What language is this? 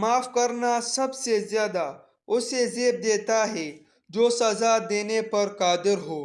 Urdu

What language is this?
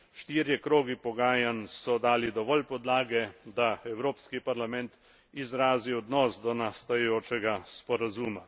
Slovenian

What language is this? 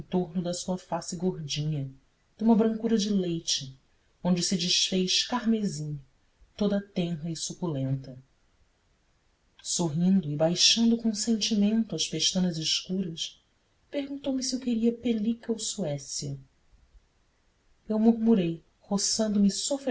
Portuguese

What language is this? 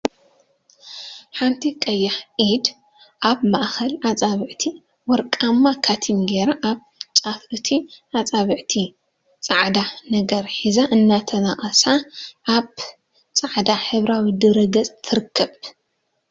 Tigrinya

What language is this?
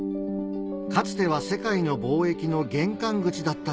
Japanese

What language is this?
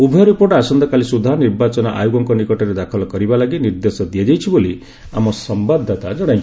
Odia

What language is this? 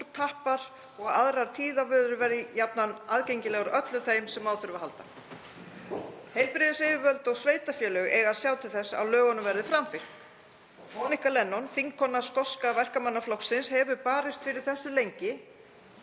Icelandic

